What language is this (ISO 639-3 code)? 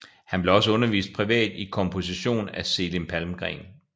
dan